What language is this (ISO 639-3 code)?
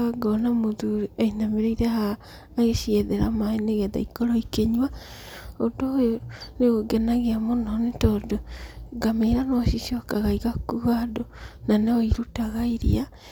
kik